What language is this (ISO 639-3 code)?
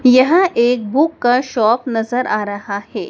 hin